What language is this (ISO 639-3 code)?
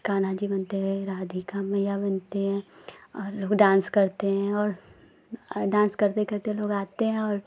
hin